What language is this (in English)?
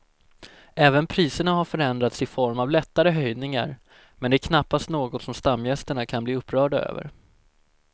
Swedish